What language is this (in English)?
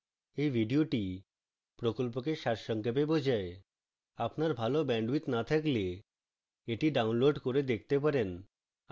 Bangla